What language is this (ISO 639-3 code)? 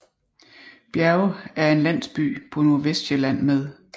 dan